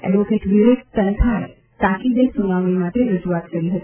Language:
Gujarati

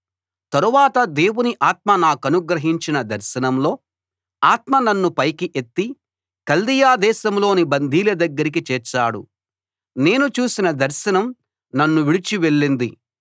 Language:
Telugu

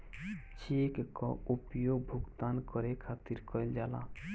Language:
Bhojpuri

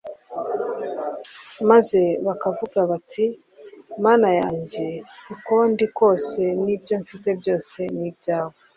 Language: Kinyarwanda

